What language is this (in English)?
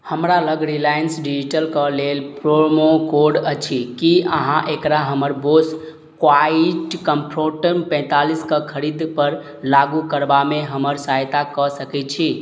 Maithili